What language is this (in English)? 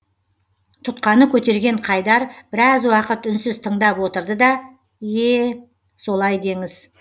Kazakh